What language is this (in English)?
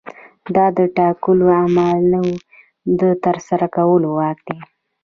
Pashto